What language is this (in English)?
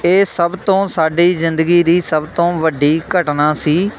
Punjabi